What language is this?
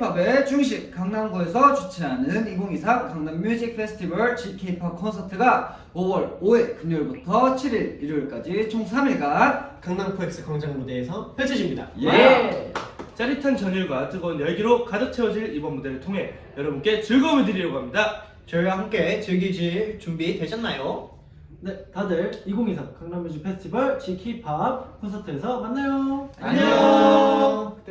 Korean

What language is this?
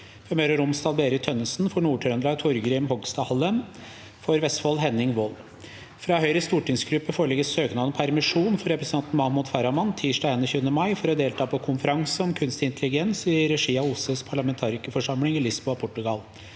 Norwegian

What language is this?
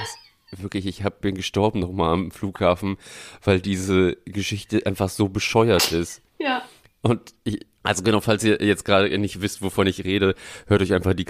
German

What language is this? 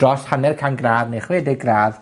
Welsh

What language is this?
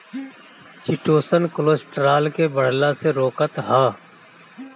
Bhojpuri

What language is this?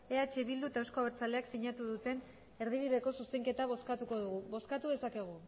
Basque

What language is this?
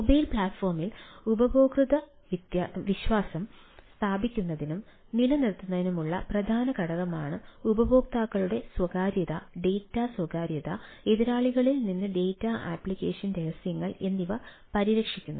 Malayalam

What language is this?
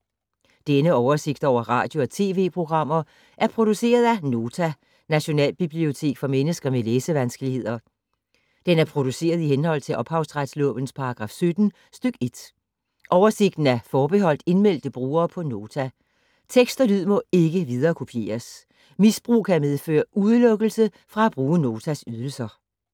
Danish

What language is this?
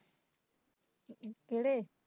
Punjabi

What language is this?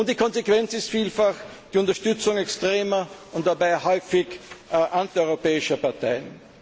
German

